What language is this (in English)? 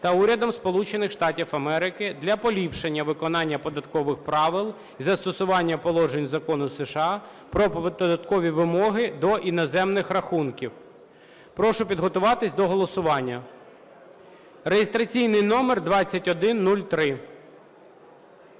Ukrainian